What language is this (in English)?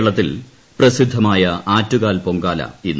Malayalam